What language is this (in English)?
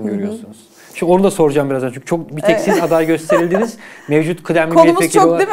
Turkish